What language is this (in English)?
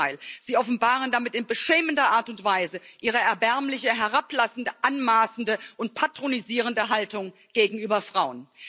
German